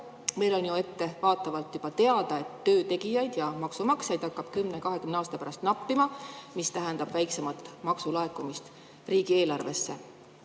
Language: Estonian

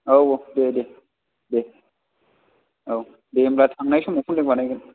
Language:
Bodo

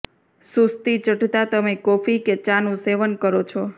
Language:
Gujarati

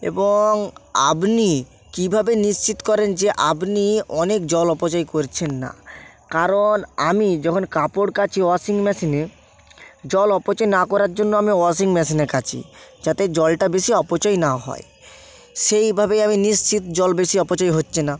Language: Bangla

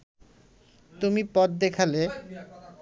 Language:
Bangla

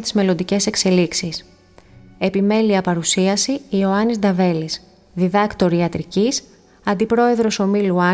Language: Greek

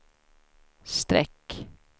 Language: Swedish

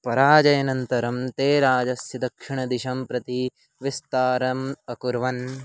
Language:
Sanskrit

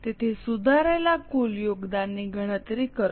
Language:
Gujarati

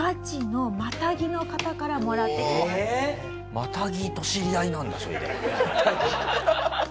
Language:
Japanese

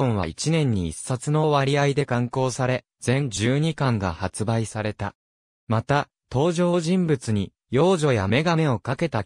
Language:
Japanese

